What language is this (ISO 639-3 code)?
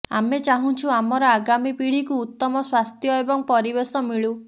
ori